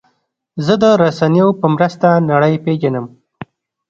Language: Pashto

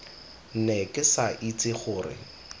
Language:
Tswana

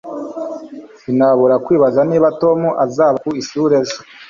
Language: Kinyarwanda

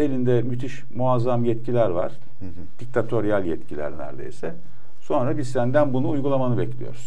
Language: Turkish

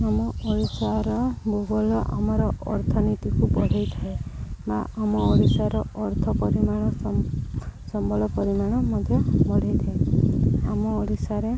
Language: Odia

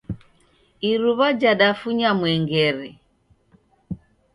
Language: Taita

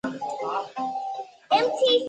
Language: Chinese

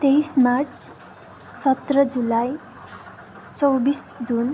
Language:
Nepali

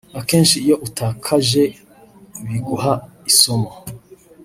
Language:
Kinyarwanda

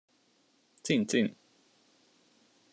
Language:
Hungarian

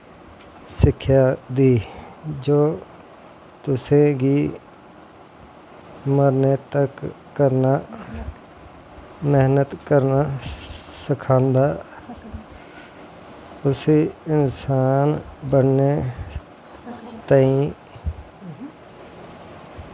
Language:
Dogri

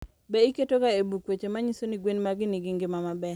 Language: Luo (Kenya and Tanzania)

